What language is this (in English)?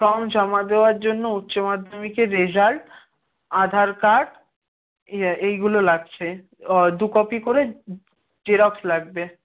Bangla